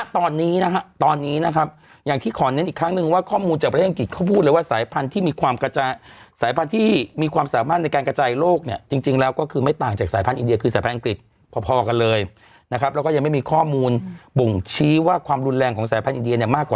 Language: Thai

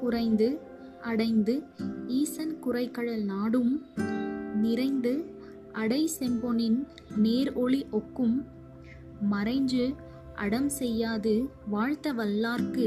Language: Tamil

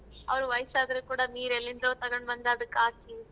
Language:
Kannada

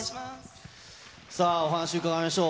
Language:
Japanese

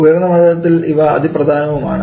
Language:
Malayalam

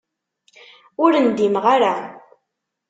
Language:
Kabyle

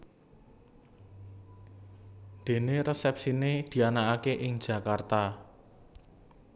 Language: Javanese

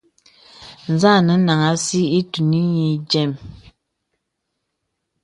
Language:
Bebele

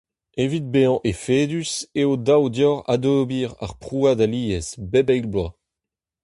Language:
Breton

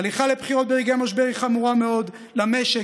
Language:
Hebrew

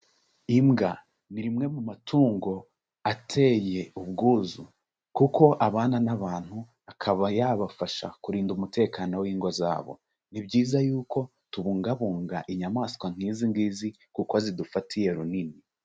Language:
Kinyarwanda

